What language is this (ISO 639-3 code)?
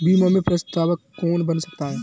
hin